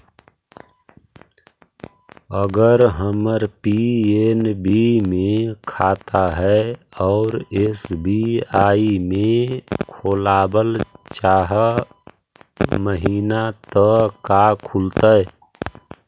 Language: Magahi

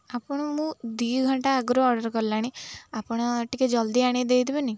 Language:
Odia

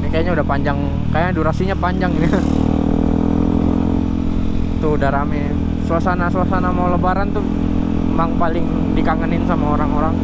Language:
Indonesian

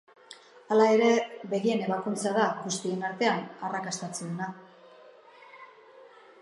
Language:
Basque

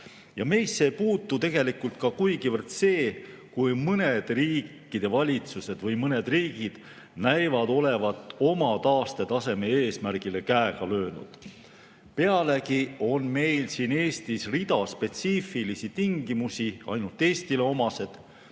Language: Estonian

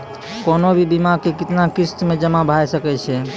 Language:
Maithili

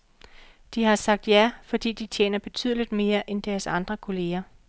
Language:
Danish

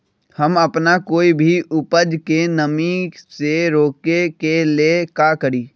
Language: Magahi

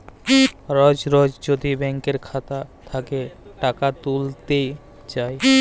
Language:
Bangla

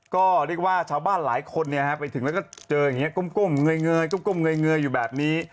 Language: Thai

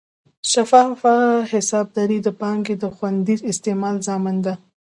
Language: Pashto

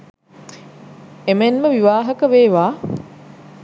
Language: Sinhala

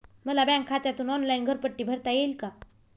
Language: Marathi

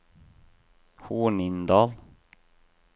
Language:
Norwegian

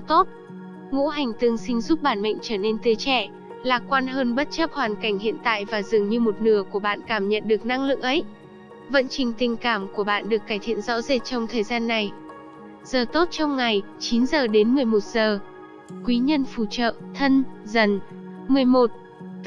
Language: Vietnamese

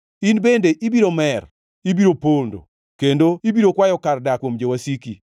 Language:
Luo (Kenya and Tanzania)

